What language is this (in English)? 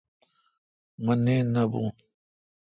Kalkoti